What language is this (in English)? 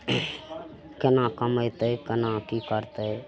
Maithili